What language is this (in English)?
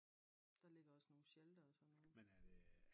Danish